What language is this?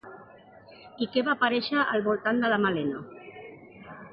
Catalan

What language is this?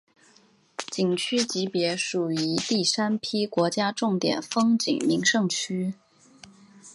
Chinese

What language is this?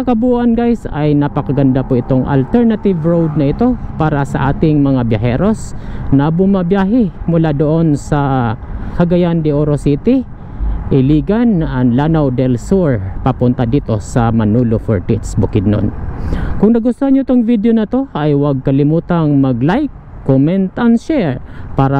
Filipino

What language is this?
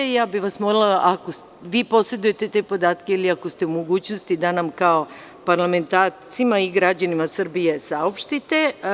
Serbian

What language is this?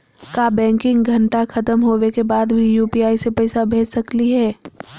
Magahi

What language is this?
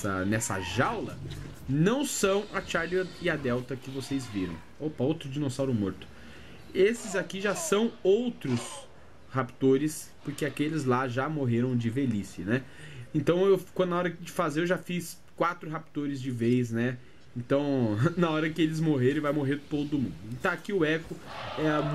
Portuguese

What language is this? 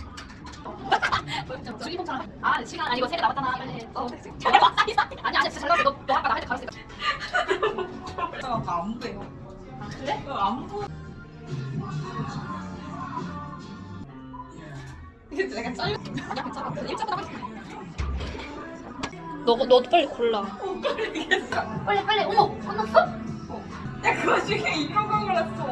Korean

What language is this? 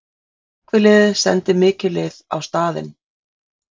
Icelandic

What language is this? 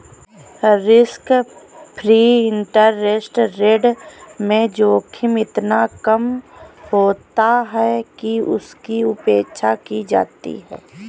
Hindi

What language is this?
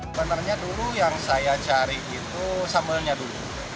Indonesian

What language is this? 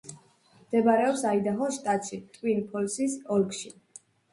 Georgian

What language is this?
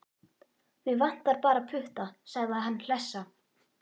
Icelandic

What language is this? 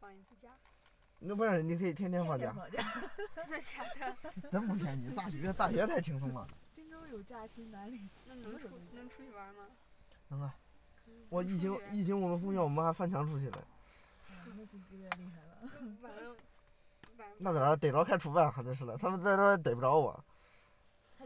Chinese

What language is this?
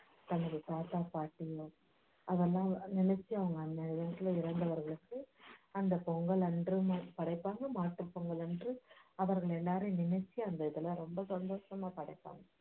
Tamil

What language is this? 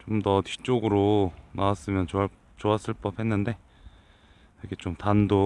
Korean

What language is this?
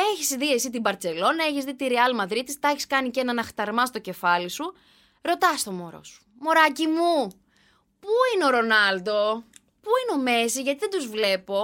Greek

